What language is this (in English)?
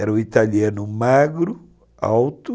Portuguese